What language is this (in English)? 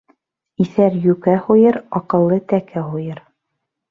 Bashkir